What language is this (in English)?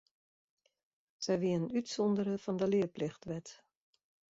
Western Frisian